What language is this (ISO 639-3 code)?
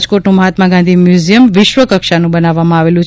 guj